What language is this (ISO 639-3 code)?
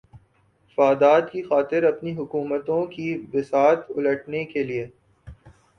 urd